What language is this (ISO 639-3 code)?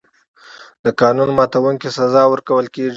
pus